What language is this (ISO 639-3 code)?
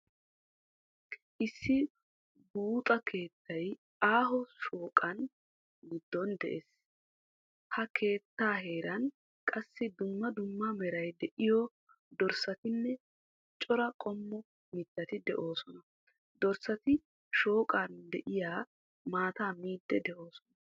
wal